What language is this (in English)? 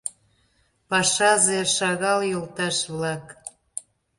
Mari